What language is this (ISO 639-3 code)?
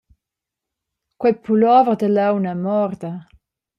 roh